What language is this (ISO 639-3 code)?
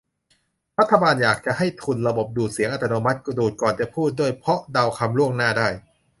tha